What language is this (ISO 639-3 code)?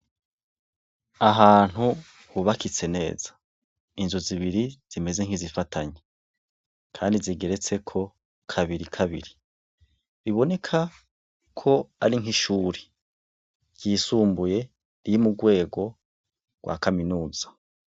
run